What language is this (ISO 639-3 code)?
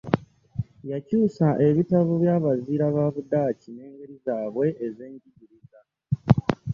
lug